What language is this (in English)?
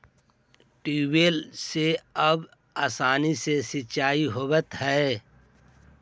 Magahi